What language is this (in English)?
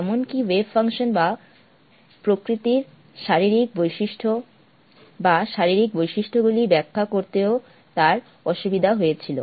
Bangla